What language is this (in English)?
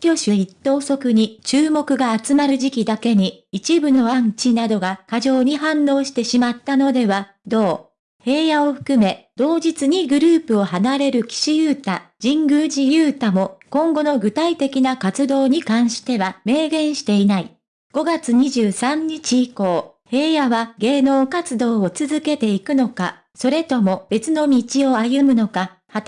Japanese